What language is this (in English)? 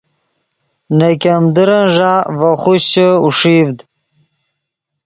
Yidgha